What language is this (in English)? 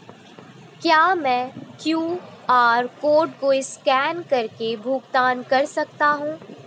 Hindi